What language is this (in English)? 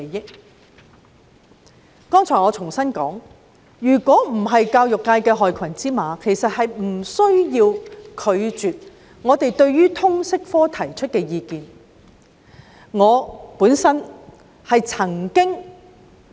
Cantonese